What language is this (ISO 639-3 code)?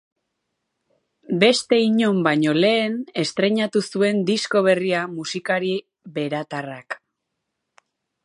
eus